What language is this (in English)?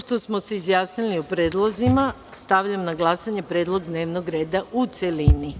Serbian